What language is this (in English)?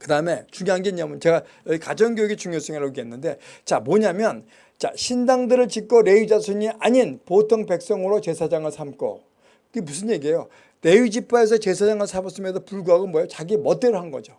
Korean